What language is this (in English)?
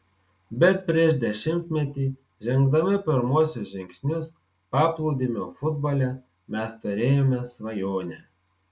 Lithuanian